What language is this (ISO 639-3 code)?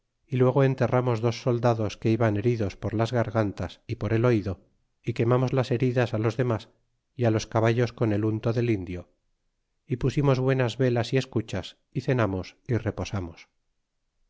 spa